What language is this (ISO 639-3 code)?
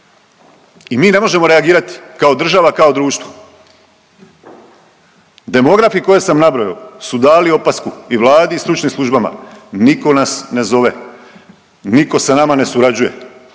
hrv